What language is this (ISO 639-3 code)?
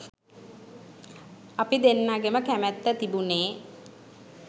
sin